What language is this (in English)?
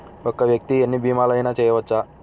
Telugu